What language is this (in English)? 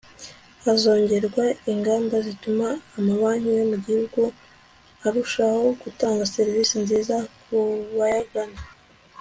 Kinyarwanda